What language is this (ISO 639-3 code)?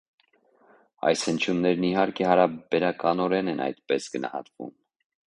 hye